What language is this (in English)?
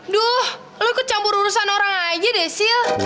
Indonesian